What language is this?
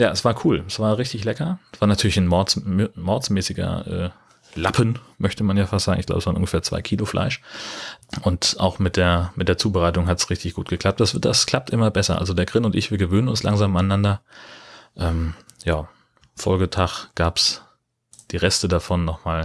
German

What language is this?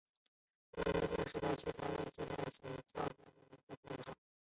Chinese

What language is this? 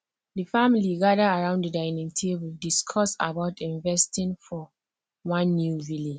Nigerian Pidgin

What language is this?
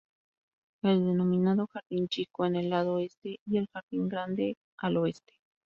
Spanish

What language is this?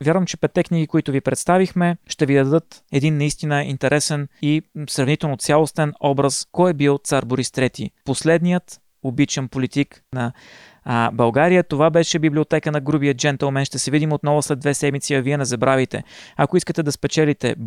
Bulgarian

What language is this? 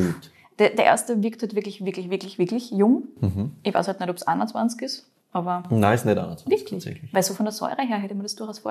German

